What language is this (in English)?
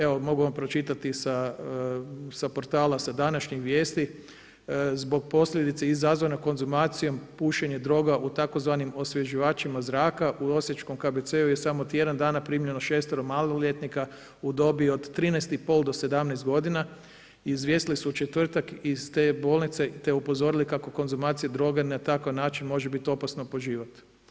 Croatian